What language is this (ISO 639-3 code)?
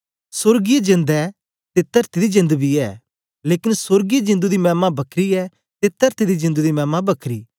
doi